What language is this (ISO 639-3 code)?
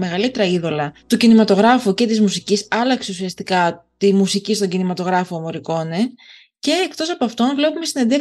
ell